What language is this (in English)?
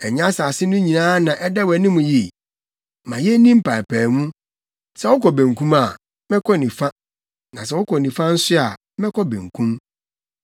Akan